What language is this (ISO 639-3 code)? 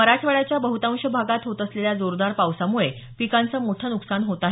mar